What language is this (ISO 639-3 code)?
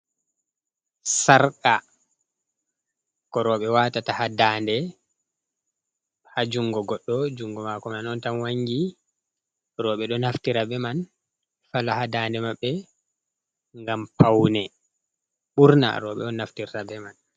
ful